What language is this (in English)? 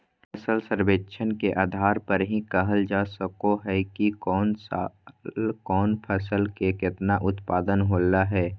Magahi